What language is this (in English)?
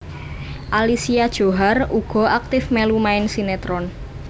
Javanese